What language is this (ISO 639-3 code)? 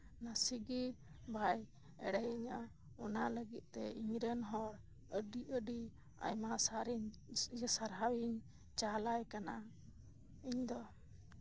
sat